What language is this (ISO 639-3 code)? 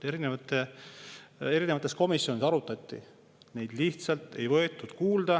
est